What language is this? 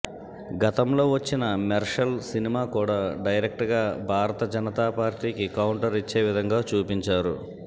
Telugu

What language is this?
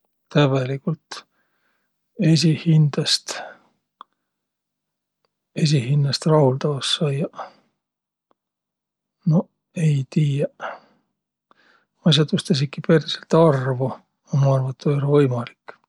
Võro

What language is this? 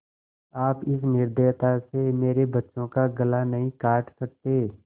Hindi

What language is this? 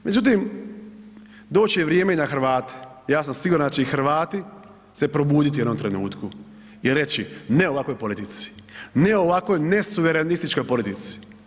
Croatian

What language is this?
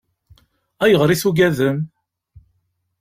Kabyle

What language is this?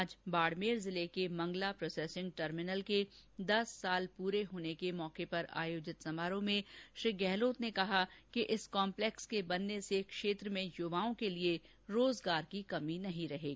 Hindi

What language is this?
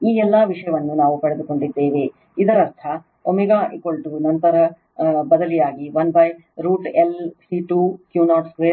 Kannada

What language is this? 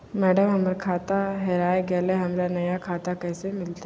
Magahi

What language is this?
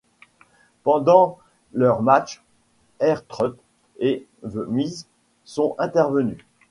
French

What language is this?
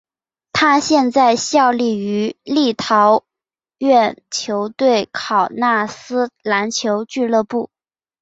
Chinese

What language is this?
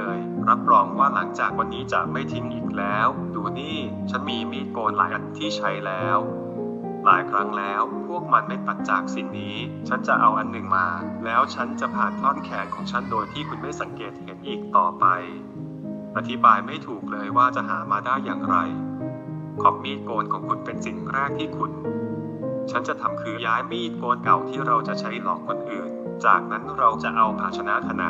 Thai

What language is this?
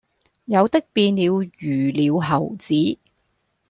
Cantonese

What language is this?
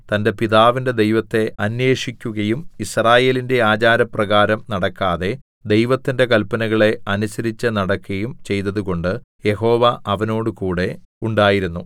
Malayalam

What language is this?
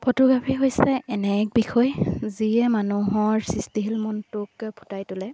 Assamese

